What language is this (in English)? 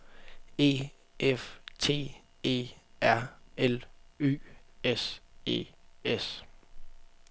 Danish